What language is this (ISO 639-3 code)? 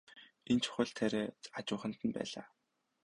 mon